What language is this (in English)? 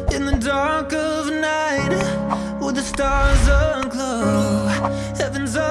Indonesian